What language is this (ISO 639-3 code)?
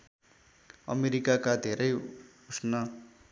nep